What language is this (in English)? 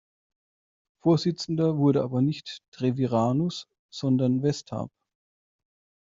German